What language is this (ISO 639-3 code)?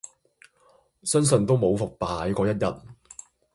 yue